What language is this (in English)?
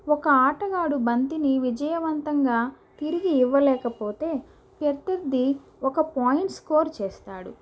Telugu